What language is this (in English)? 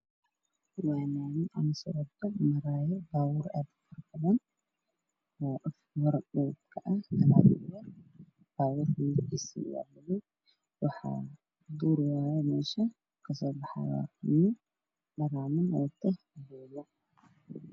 Somali